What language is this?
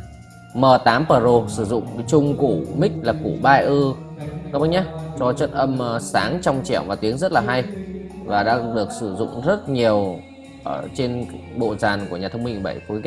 Vietnamese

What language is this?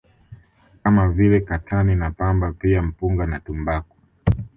Swahili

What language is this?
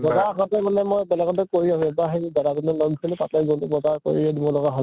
Assamese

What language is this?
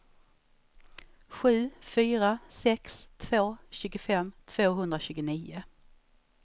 Swedish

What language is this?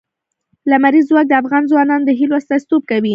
Pashto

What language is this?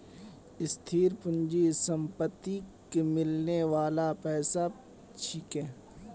Magahi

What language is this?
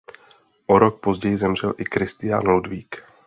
Czech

